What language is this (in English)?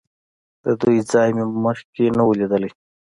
Pashto